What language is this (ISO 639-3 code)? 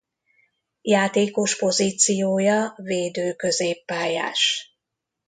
hun